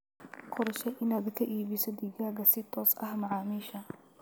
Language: Somali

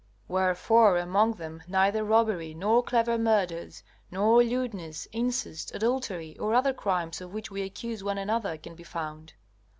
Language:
English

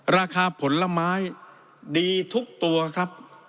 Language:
Thai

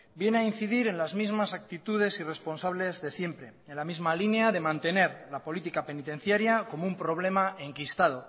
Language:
Spanish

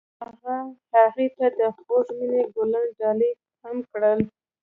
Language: Pashto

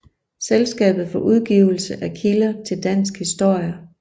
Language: Danish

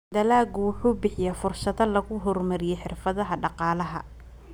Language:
Somali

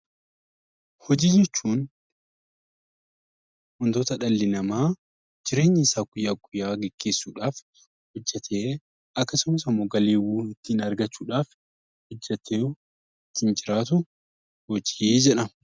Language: Oromo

